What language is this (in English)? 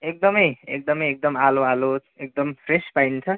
Nepali